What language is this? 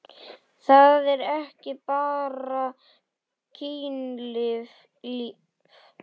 Icelandic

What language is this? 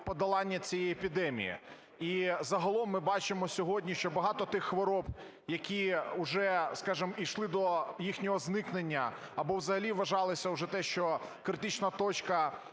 Ukrainian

